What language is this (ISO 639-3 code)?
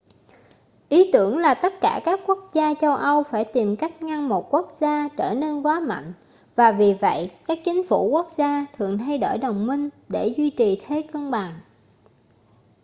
vie